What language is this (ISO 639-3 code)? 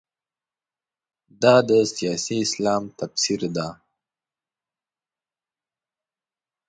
pus